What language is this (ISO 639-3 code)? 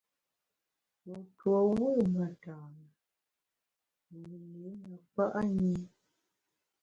bax